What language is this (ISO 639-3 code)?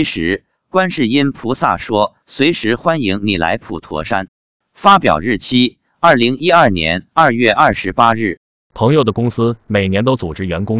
zho